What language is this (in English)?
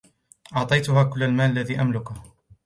Arabic